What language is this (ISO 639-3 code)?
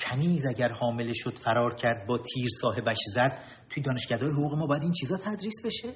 fas